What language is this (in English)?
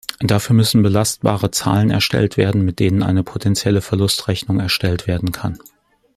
German